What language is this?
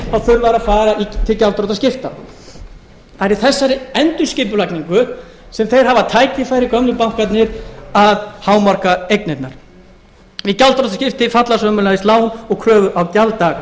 Icelandic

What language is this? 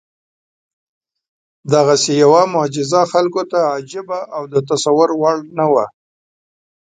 Pashto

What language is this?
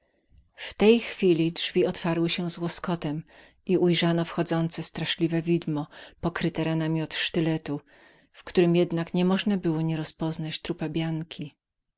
Polish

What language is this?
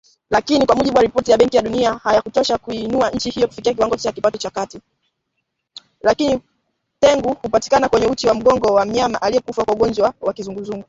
Swahili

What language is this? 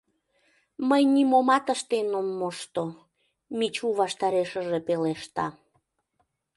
Mari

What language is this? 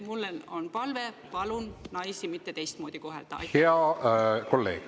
Estonian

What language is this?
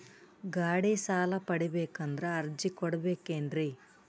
Kannada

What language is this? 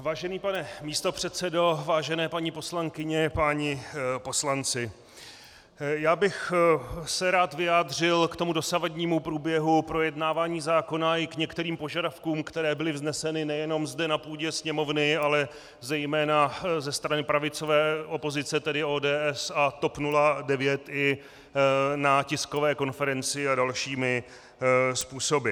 Czech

